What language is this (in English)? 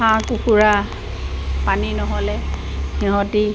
Assamese